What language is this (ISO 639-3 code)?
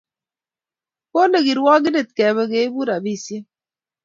kln